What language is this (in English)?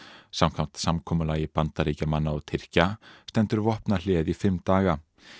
Icelandic